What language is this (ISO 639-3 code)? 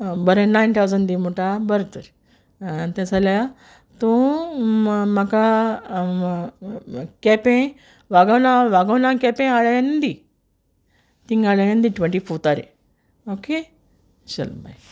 kok